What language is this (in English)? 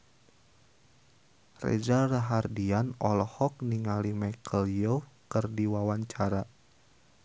Sundanese